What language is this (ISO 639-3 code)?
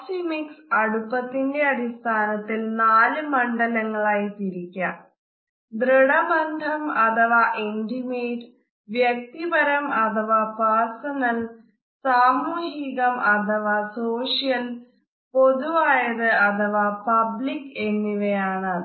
mal